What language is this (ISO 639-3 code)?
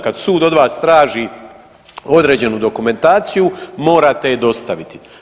hrv